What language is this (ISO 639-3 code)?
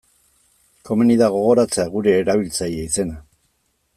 eus